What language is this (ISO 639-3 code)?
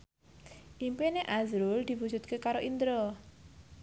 jav